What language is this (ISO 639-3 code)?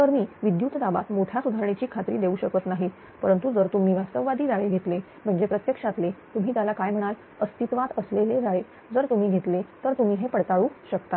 mar